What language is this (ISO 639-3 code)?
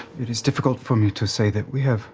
eng